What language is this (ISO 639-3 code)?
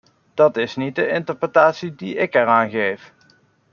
nld